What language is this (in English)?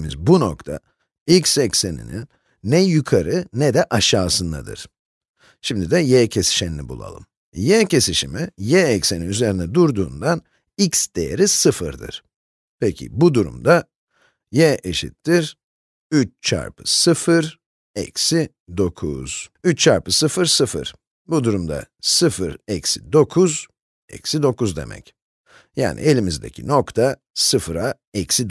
Turkish